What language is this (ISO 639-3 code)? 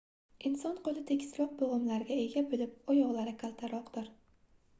uzb